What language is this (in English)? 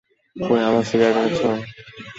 Bangla